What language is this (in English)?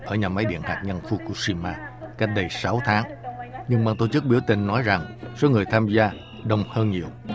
Vietnamese